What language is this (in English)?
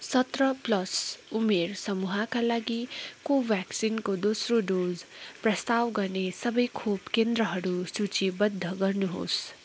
Nepali